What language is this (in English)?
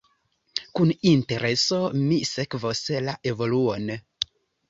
Esperanto